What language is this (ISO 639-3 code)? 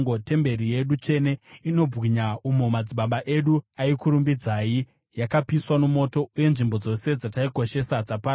sna